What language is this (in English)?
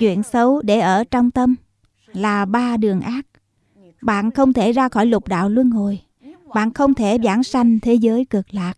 Vietnamese